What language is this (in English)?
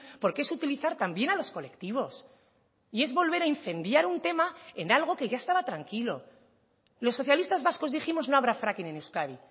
Spanish